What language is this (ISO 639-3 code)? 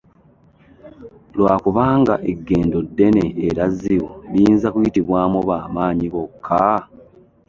lug